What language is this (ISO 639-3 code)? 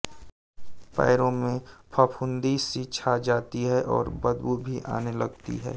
hin